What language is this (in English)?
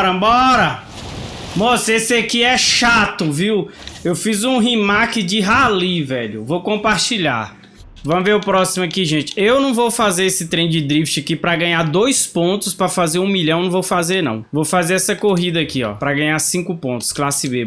Portuguese